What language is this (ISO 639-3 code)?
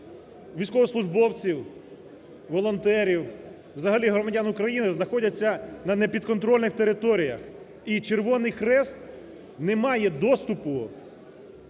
ukr